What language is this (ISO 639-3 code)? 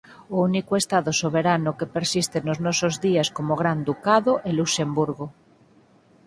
glg